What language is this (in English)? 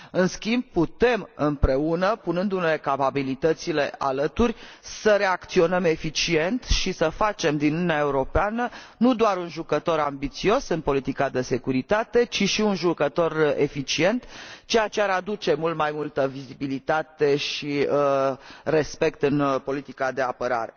Romanian